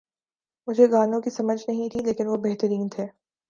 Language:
Urdu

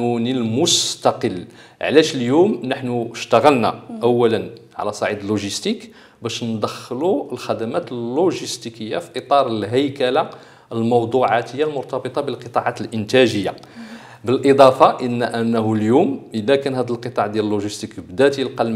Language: Arabic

